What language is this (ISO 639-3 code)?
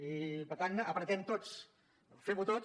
cat